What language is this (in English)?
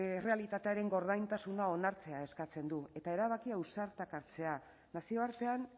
Basque